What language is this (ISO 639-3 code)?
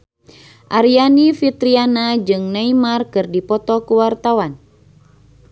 sun